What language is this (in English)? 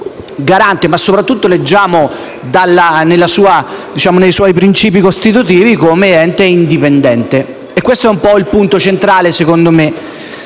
Italian